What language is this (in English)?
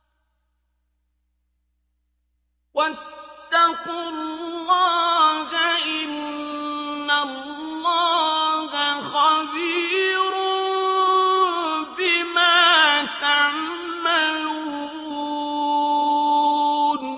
Arabic